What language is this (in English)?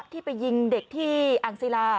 Thai